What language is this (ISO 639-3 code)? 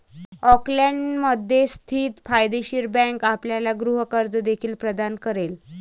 mar